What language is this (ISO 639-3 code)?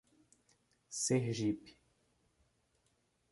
por